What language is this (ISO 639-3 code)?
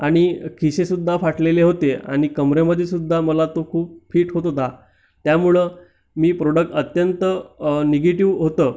mar